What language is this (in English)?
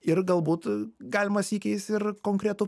Lithuanian